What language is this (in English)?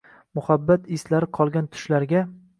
Uzbek